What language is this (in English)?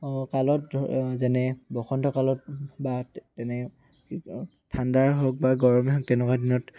Assamese